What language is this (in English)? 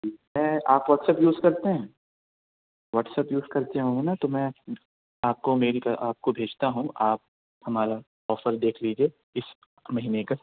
Urdu